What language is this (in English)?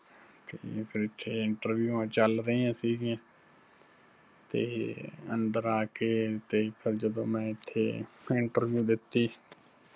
Punjabi